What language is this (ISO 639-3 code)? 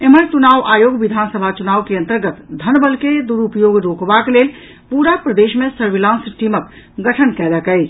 mai